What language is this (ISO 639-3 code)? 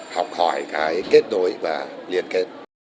vie